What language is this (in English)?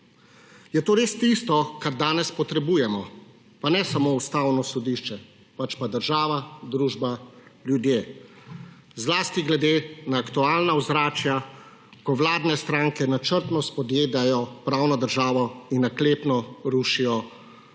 Slovenian